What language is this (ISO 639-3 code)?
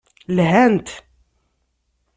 kab